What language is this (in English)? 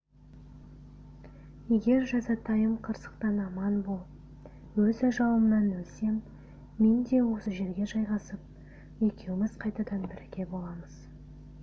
Kazakh